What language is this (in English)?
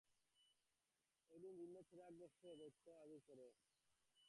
Bangla